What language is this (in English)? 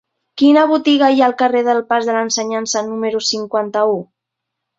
Catalan